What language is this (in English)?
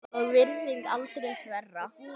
Icelandic